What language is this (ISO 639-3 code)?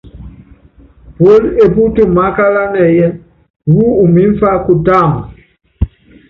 yav